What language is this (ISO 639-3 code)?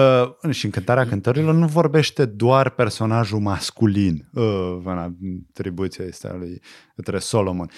ron